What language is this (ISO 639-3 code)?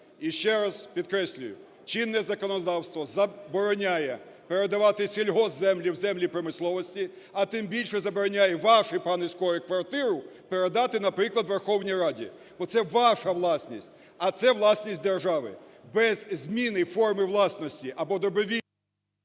ukr